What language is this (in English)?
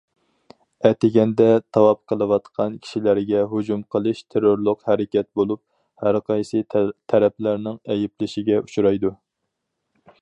Uyghur